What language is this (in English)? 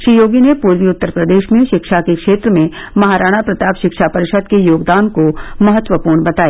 Hindi